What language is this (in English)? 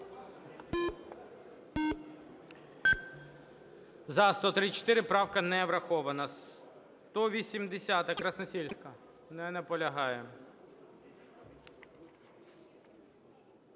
Ukrainian